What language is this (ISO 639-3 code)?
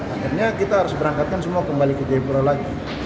ind